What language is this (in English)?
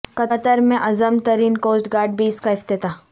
Urdu